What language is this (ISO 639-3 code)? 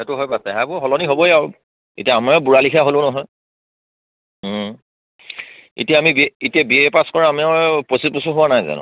asm